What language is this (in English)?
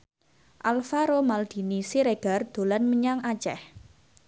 Javanese